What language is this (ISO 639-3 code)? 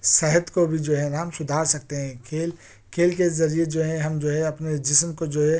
urd